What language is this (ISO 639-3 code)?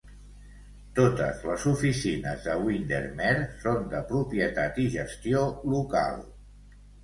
cat